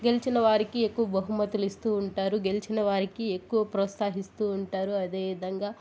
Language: Telugu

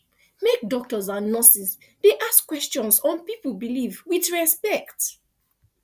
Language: Nigerian Pidgin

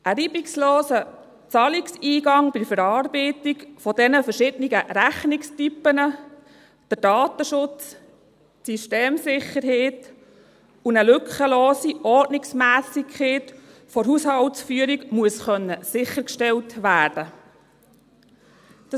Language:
Swiss German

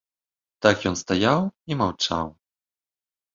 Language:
Belarusian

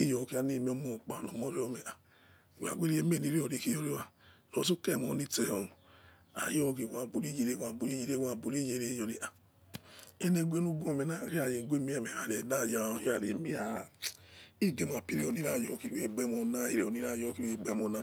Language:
Yekhee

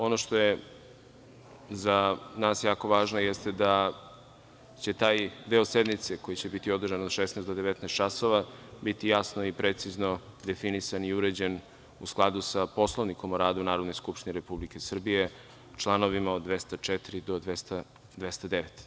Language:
Serbian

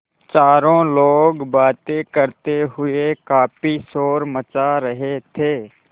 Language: Hindi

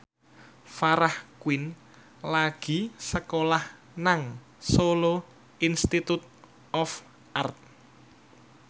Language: Javanese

